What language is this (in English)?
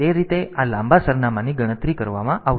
Gujarati